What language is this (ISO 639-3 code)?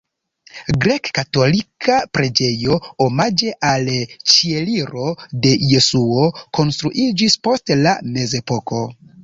epo